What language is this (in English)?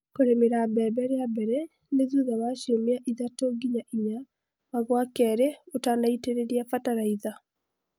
Kikuyu